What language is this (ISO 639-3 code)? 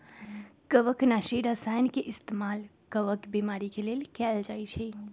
mag